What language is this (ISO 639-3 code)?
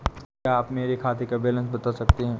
hin